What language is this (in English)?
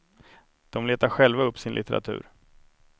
Swedish